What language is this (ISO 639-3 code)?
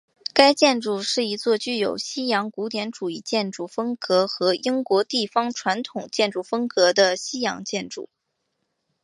zho